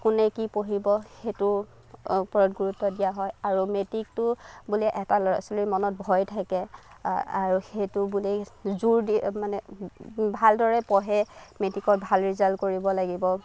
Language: Assamese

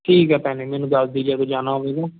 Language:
Punjabi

